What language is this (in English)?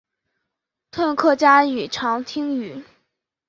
Chinese